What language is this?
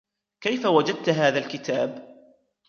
Arabic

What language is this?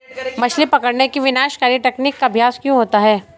Hindi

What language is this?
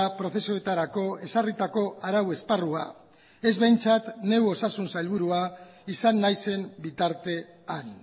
Basque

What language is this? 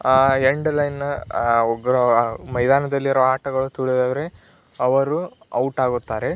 Kannada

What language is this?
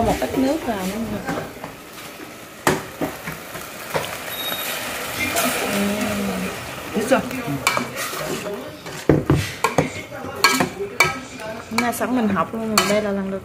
Vietnamese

